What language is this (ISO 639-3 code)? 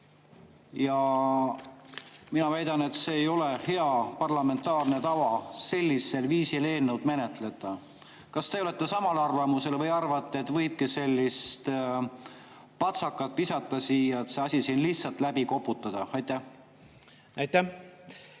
est